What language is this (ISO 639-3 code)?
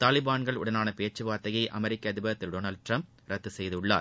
tam